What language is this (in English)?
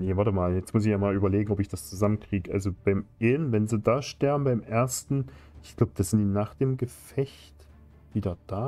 German